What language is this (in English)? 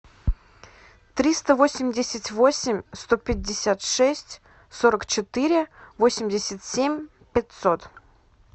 Russian